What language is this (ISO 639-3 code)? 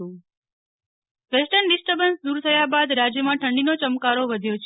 guj